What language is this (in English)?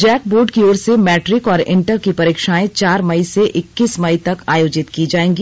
Hindi